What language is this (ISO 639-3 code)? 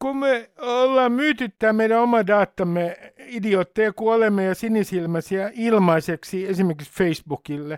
fin